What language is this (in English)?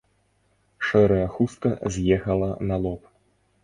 Belarusian